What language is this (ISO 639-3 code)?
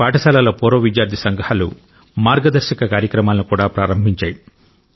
tel